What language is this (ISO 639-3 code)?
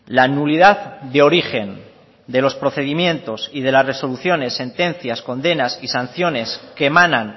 spa